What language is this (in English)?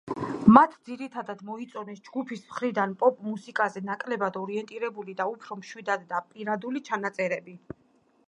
Georgian